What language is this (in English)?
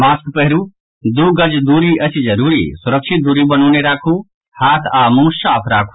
Maithili